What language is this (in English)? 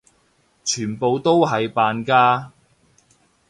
Cantonese